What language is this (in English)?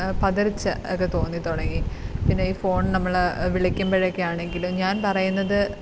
Malayalam